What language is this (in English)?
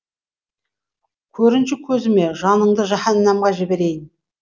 Kazakh